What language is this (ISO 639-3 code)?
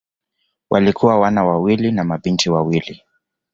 swa